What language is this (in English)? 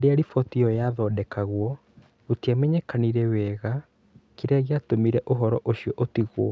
Kikuyu